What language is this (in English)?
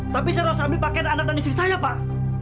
Indonesian